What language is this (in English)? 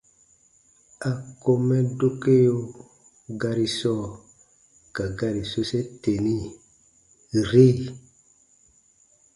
Baatonum